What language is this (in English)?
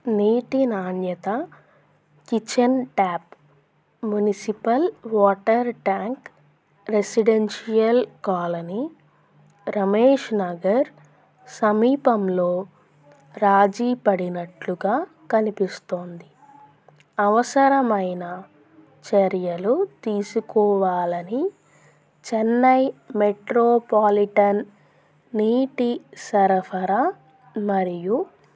Telugu